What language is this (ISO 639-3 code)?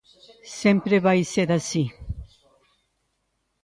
glg